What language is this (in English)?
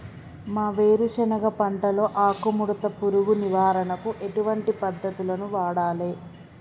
Telugu